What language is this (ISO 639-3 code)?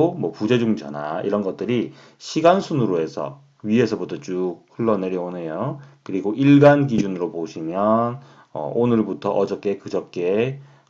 kor